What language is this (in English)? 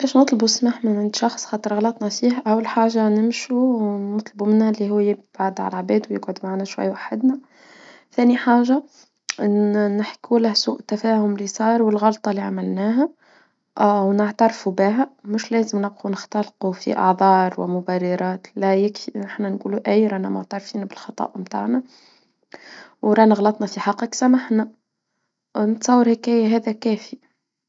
Tunisian Arabic